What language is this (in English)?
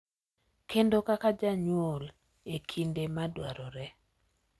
Luo (Kenya and Tanzania)